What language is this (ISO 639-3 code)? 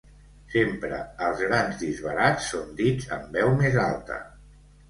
cat